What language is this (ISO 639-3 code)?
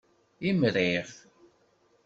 kab